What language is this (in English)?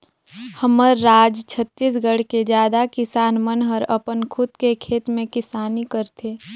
Chhattisgarhi